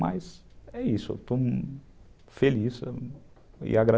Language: Portuguese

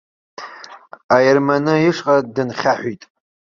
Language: Abkhazian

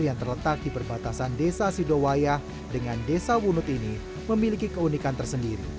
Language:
Indonesian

